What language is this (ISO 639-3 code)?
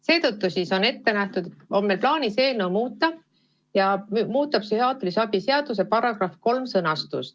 est